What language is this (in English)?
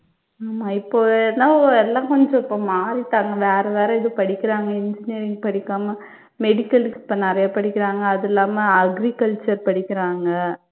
Tamil